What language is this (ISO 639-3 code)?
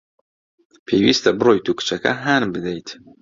ckb